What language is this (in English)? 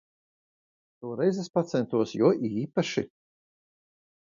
Latvian